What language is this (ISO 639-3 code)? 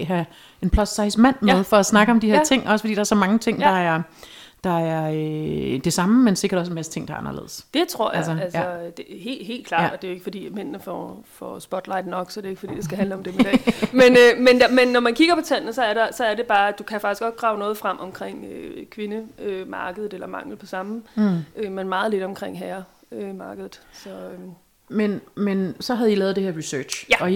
dan